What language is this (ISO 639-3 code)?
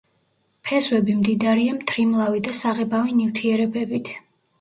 kat